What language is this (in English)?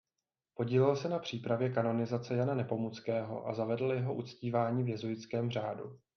Czech